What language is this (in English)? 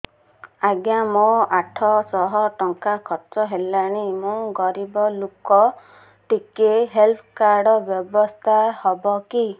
Odia